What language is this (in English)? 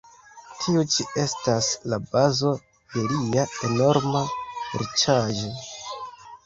Esperanto